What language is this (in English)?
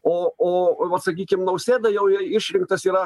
Lithuanian